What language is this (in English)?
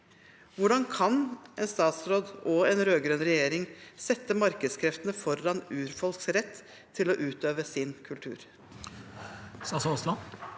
Norwegian